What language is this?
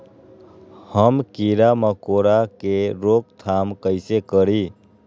Magahi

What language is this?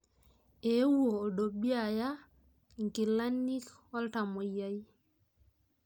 Masai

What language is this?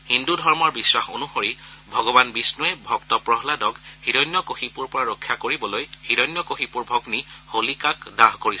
Assamese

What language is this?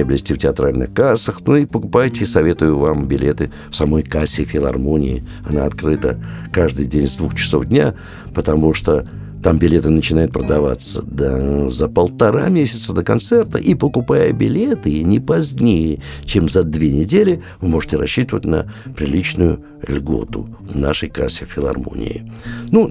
Russian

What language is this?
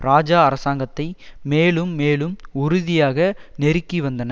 Tamil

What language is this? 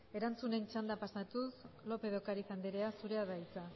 Basque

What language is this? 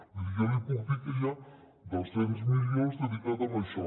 Catalan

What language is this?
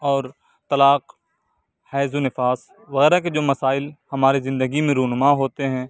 Urdu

